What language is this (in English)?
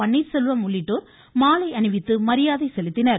Tamil